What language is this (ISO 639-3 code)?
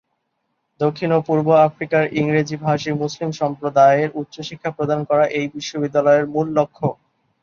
ben